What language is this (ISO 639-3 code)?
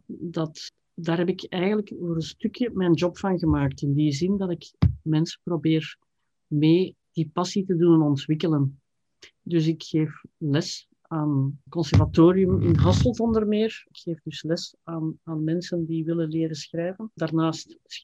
nld